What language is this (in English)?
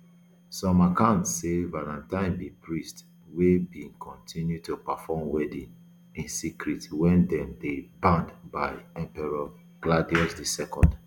Nigerian Pidgin